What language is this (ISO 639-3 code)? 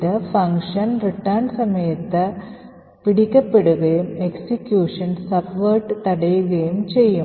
mal